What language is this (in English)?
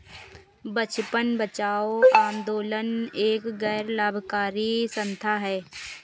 Hindi